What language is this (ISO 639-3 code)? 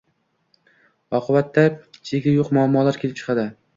uzb